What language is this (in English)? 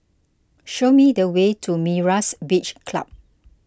English